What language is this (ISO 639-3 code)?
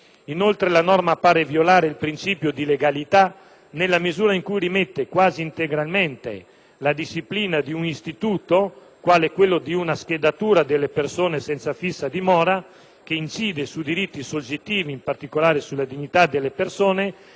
ita